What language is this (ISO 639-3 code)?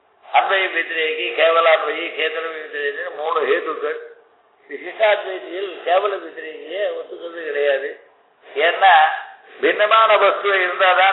tam